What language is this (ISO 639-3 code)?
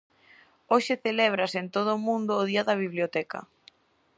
glg